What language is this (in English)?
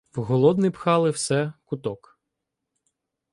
Ukrainian